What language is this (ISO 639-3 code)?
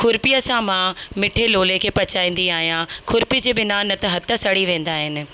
snd